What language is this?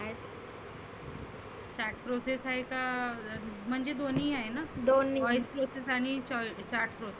Marathi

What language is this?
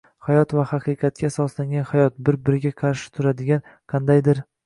Uzbek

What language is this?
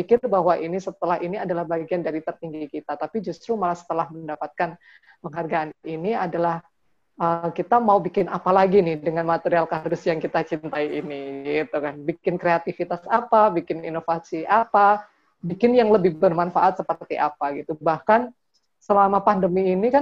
Indonesian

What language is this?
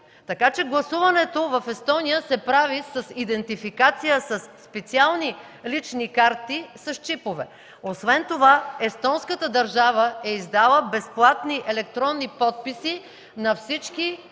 Bulgarian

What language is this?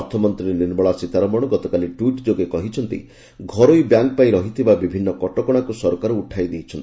Odia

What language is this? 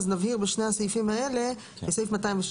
Hebrew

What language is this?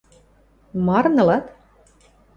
Western Mari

